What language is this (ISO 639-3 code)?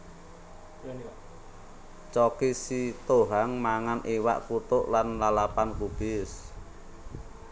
jav